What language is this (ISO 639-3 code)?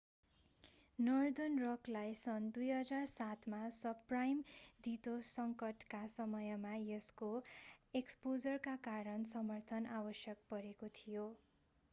nep